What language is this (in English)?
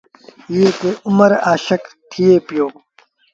Sindhi Bhil